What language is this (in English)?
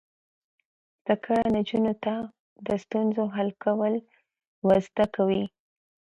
Pashto